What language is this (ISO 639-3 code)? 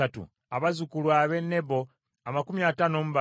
lug